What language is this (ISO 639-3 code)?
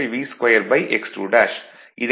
tam